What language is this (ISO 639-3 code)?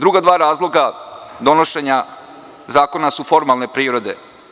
srp